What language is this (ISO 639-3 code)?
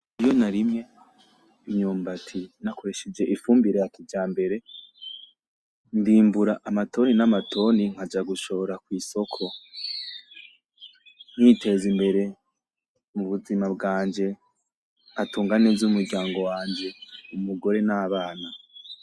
run